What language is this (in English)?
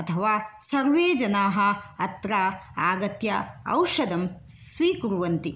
Sanskrit